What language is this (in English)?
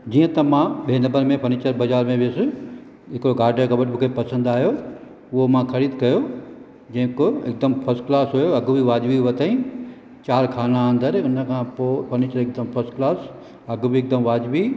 Sindhi